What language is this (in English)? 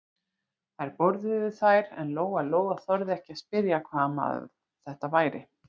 Icelandic